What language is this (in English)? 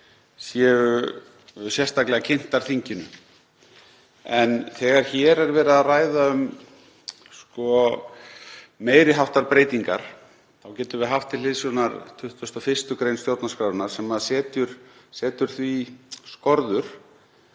Icelandic